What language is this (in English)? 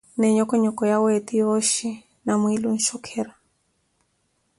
Koti